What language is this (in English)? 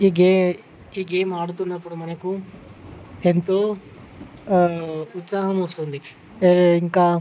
Telugu